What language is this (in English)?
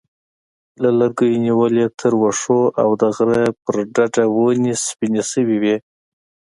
Pashto